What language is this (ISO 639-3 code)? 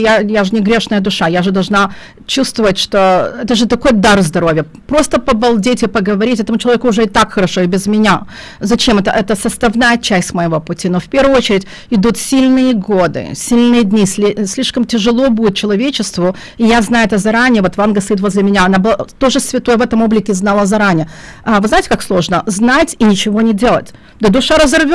rus